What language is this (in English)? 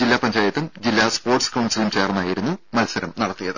Malayalam